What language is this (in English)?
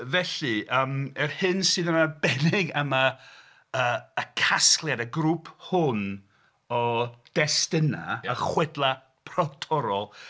Welsh